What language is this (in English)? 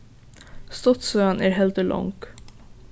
Faroese